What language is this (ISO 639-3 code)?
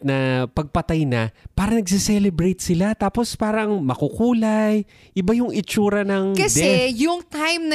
fil